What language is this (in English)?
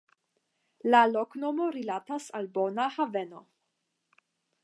Esperanto